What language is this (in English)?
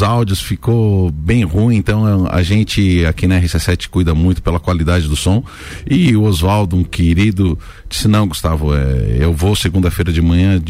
Portuguese